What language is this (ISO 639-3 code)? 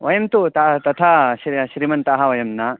san